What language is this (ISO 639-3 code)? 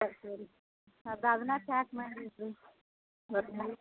kan